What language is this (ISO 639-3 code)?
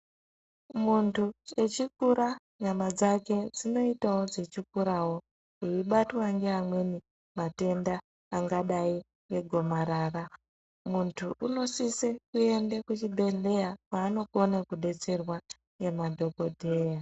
ndc